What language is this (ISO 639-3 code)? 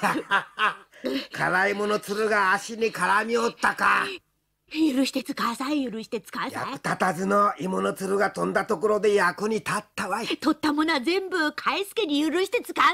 jpn